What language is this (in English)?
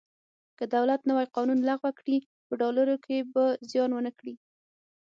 Pashto